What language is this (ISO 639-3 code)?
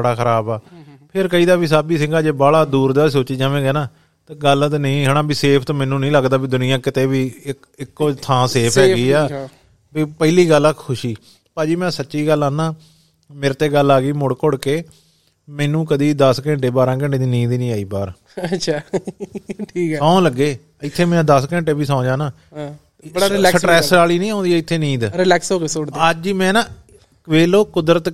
pan